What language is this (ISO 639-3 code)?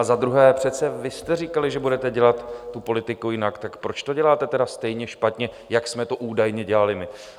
ces